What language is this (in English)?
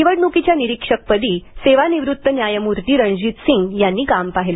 Marathi